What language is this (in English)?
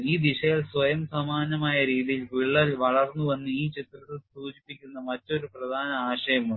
Malayalam